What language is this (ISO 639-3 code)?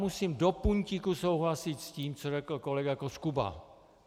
ces